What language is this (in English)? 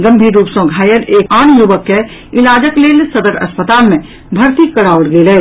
Maithili